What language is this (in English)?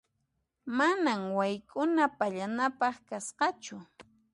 Puno Quechua